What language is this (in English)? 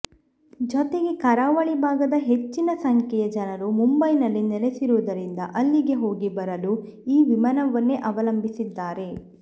Kannada